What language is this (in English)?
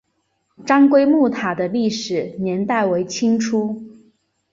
Chinese